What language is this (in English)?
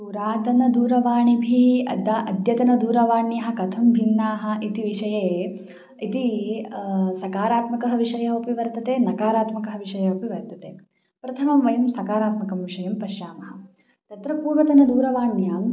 Sanskrit